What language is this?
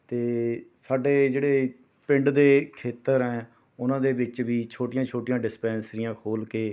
Punjabi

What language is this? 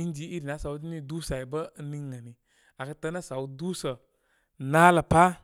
Koma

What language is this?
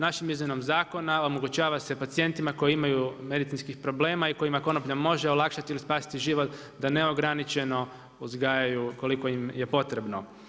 Croatian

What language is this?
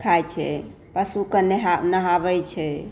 Maithili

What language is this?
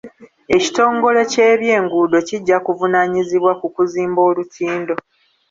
Ganda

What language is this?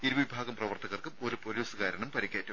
Malayalam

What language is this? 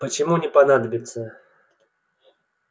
Russian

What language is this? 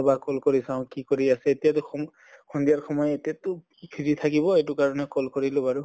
Assamese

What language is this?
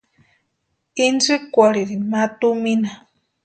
Western Highland Purepecha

